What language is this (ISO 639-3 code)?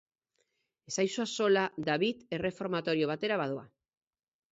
eus